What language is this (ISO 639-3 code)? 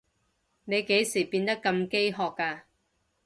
yue